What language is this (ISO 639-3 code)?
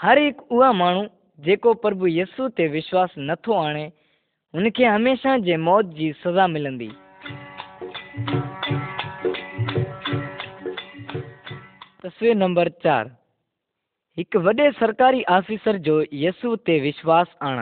kan